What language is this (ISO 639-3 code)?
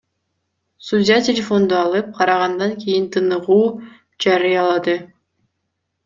kir